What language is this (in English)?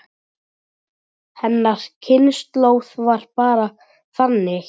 Icelandic